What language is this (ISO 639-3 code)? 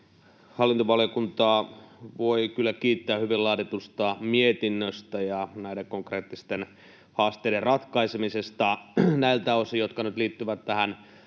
fin